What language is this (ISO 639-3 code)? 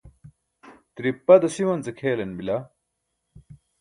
bsk